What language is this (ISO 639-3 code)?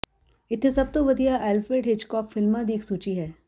pan